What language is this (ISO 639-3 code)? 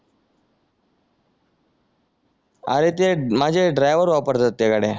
mar